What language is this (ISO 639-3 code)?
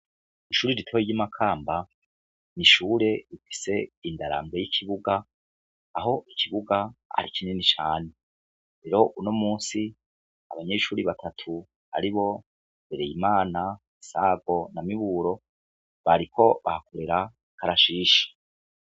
run